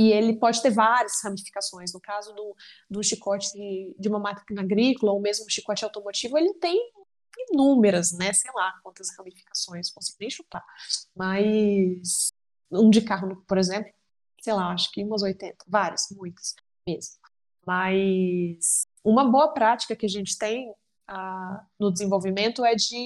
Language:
Portuguese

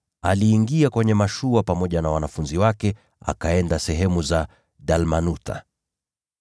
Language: Swahili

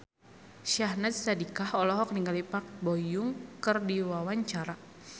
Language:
Sundanese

